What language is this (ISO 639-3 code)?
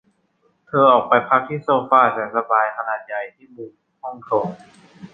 tha